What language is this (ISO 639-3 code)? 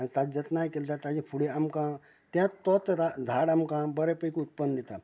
kok